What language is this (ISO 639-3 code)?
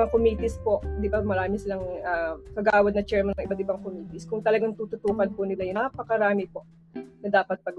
fil